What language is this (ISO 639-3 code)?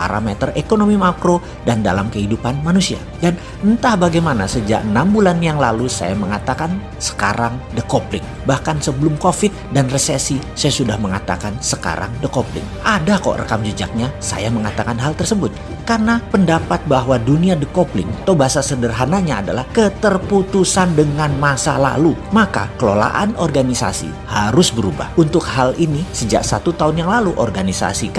ind